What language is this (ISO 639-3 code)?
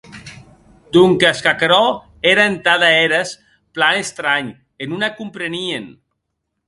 oci